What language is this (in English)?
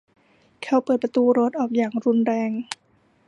Thai